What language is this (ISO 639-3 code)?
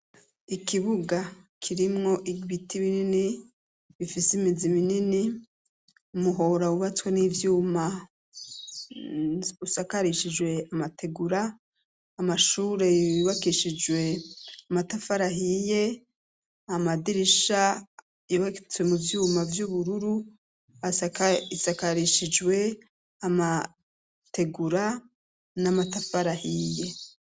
run